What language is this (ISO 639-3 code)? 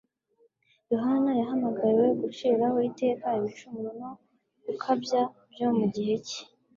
kin